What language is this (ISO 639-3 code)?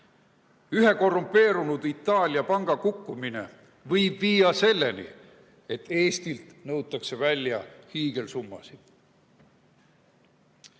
est